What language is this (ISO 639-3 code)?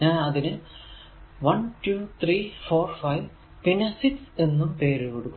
mal